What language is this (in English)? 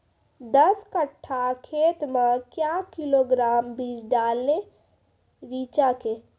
Maithili